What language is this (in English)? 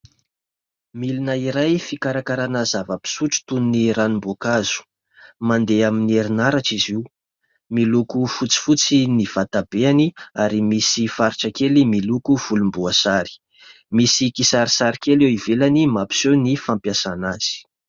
Malagasy